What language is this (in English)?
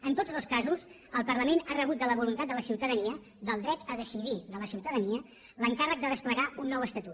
Catalan